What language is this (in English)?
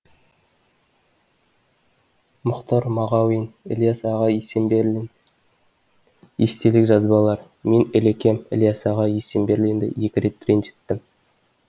Kazakh